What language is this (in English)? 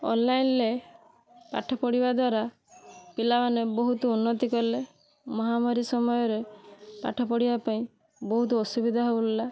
Odia